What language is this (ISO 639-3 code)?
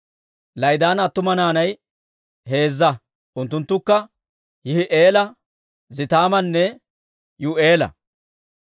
dwr